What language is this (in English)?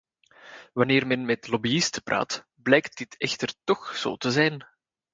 Dutch